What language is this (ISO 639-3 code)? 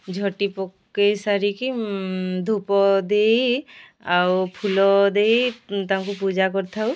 ori